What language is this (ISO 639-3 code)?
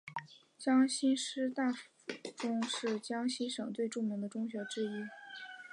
zho